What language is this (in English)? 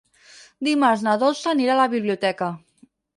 Catalan